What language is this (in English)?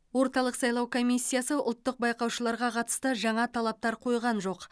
Kazakh